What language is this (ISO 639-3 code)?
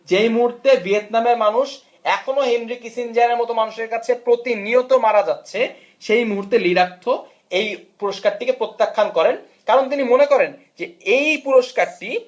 ben